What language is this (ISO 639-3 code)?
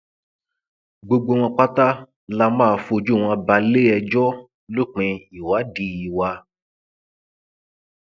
yor